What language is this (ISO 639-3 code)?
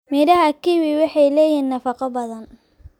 som